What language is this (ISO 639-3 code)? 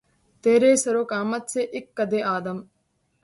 urd